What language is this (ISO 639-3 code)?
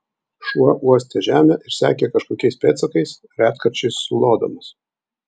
lit